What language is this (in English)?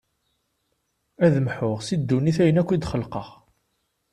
Kabyle